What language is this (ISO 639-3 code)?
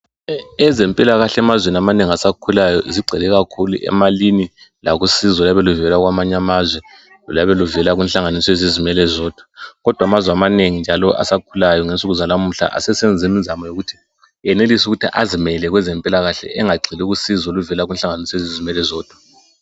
nde